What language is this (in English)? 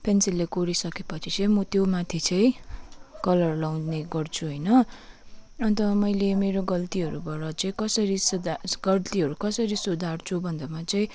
Nepali